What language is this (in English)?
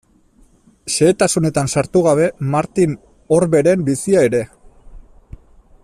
Basque